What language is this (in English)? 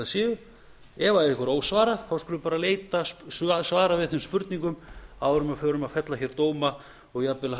Icelandic